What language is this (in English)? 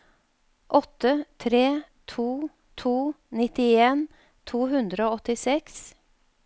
Norwegian